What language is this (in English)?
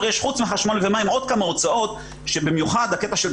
Hebrew